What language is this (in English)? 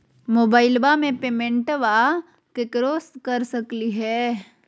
Magahi